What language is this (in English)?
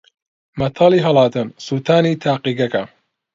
Central Kurdish